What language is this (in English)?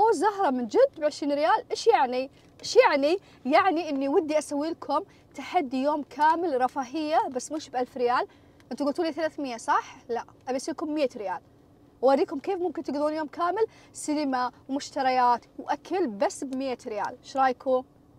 Arabic